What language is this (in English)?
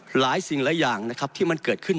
Thai